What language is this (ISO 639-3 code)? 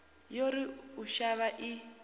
ven